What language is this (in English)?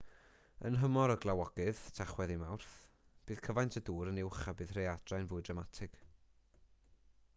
Welsh